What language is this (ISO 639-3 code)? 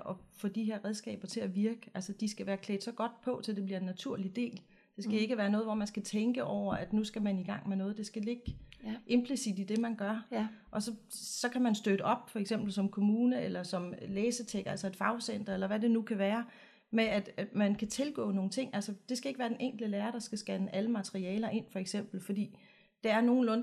dan